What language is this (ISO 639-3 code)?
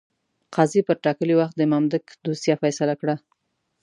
pus